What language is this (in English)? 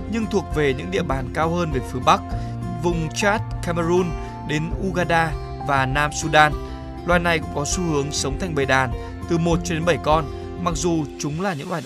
Vietnamese